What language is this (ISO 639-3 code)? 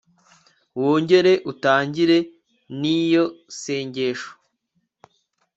kin